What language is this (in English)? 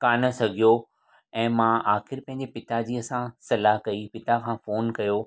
Sindhi